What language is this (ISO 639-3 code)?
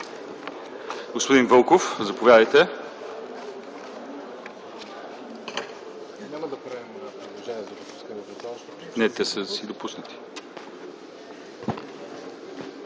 bul